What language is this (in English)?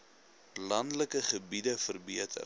Afrikaans